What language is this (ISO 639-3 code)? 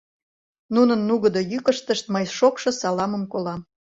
chm